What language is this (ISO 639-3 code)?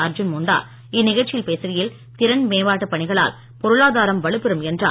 tam